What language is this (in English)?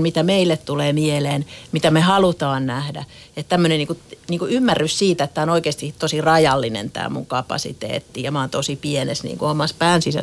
Finnish